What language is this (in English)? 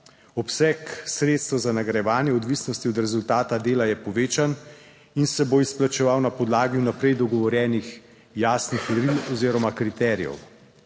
Slovenian